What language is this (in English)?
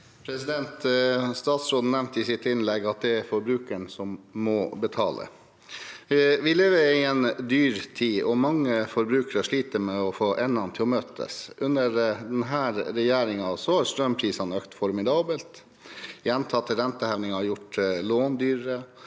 Norwegian